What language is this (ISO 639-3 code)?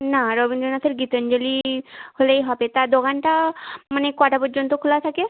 ben